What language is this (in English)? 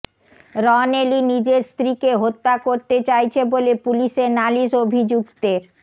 Bangla